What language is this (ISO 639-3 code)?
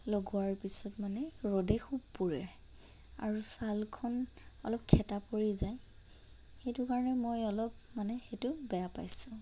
asm